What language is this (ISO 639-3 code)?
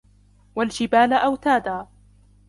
ara